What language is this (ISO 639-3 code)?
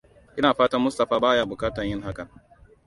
hau